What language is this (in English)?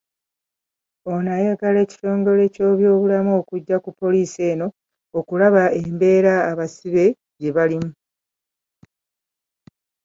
Ganda